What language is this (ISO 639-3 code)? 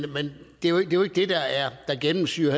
dan